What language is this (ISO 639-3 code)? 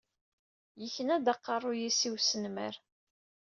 kab